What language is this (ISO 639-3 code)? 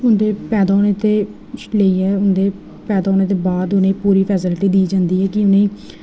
doi